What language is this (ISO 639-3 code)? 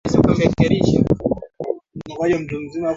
swa